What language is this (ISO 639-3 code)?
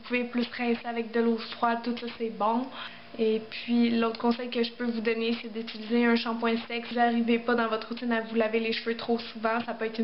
fra